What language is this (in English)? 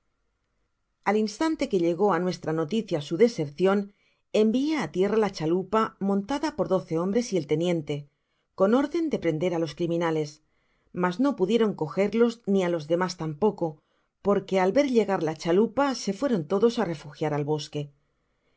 Spanish